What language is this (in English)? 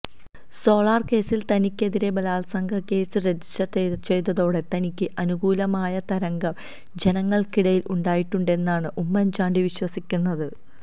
Malayalam